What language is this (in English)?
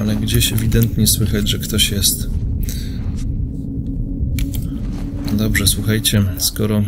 Polish